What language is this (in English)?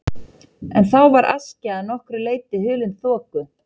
Icelandic